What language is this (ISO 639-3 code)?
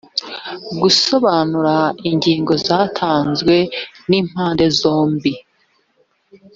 kin